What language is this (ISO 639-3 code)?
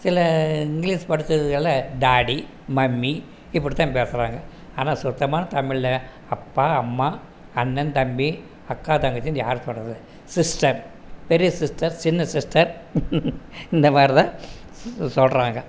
tam